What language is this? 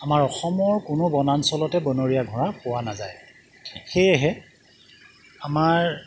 Assamese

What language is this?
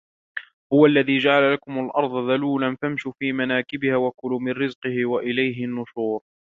Arabic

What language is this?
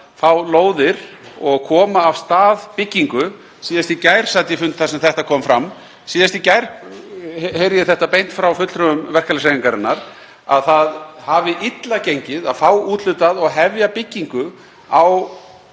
Icelandic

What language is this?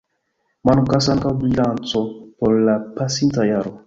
Esperanto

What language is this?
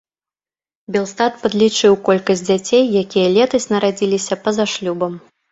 Belarusian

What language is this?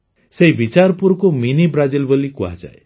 Odia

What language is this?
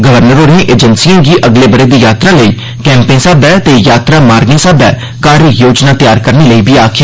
Dogri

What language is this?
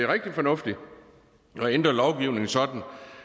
Danish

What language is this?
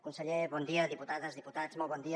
Catalan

